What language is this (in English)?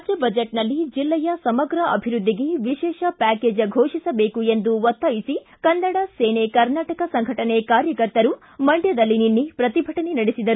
Kannada